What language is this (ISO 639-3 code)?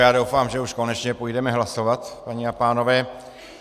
ces